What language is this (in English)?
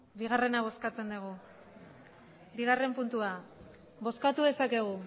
Basque